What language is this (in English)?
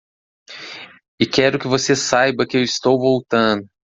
Portuguese